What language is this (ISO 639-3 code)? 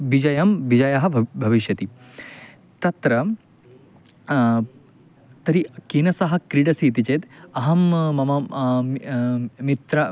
san